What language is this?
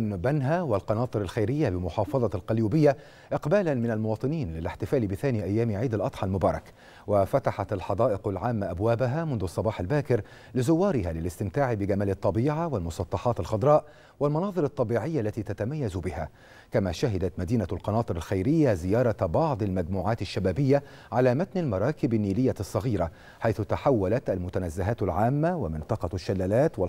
Arabic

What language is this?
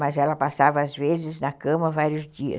Portuguese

